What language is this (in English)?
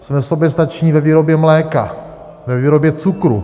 Czech